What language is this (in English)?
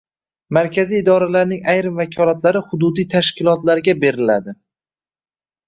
Uzbek